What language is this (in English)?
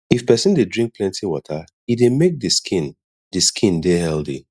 Nigerian Pidgin